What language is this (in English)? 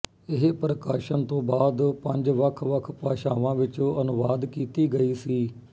Punjabi